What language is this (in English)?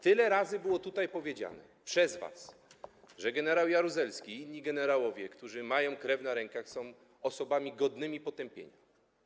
Polish